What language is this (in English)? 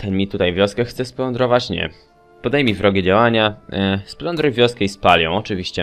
Polish